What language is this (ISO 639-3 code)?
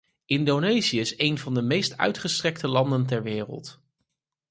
nld